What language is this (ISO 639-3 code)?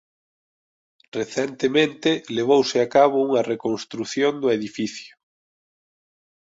glg